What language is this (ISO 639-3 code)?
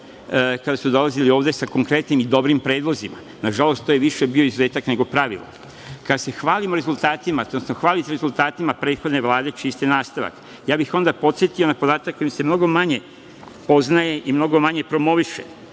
srp